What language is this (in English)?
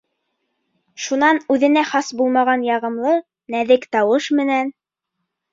Bashkir